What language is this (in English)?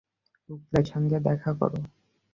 Bangla